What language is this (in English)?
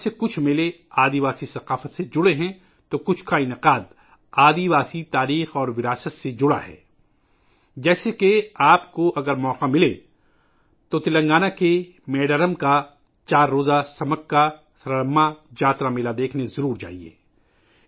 Urdu